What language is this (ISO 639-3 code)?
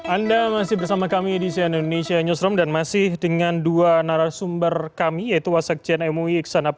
ind